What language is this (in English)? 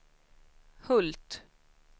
Swedish